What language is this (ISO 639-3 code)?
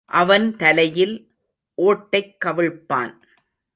tam